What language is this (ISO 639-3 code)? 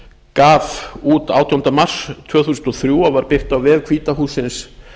isl